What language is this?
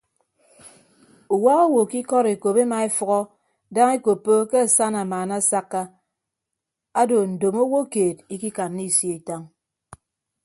Ibibio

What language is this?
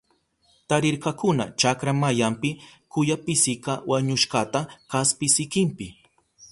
Southern Pastaza Quechua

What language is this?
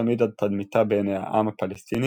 Hebrew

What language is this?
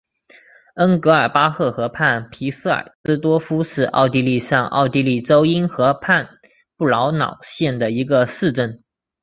Chinese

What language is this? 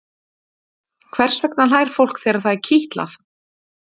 Icelandic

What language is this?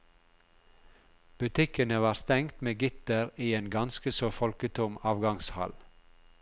Norwegian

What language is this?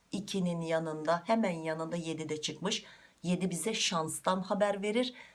Turkish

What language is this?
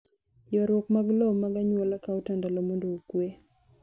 Luo (Kenya and Tanzania)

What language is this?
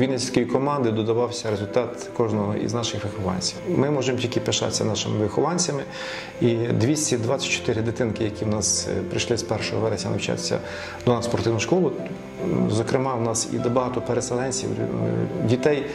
Ukrainian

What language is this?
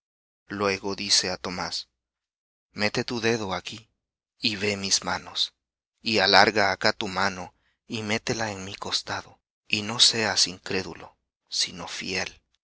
Spanish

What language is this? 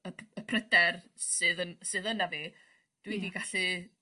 Welsh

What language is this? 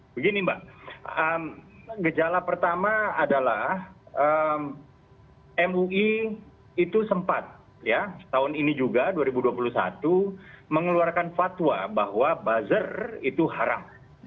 Indonesian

